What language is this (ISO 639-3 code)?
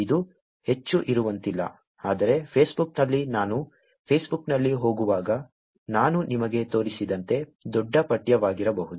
kan